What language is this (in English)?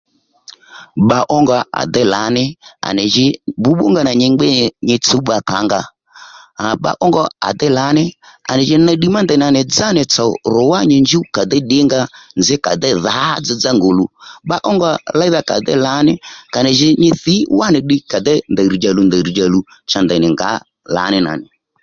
Lendu